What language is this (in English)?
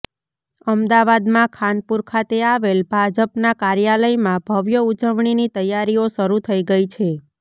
Gujarati